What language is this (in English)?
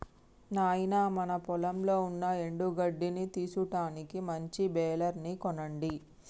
Telugu